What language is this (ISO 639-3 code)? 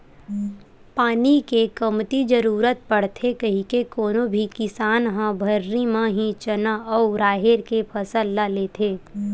hne